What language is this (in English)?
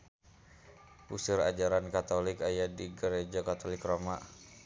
Sundanese